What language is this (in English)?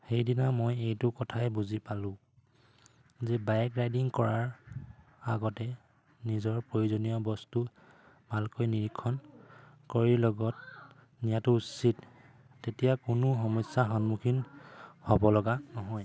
Assamese